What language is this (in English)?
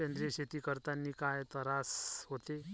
Marathi